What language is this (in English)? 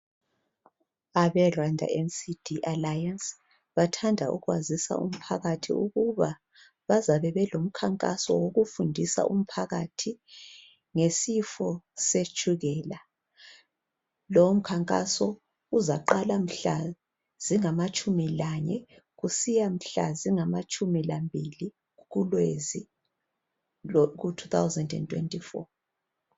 North Ndebele